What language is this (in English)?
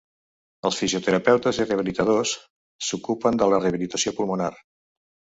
Catalan